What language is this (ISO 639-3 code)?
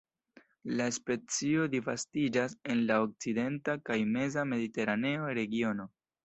epo